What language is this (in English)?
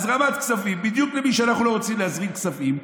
Hebrew